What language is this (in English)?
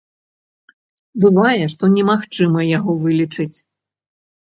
Belarusian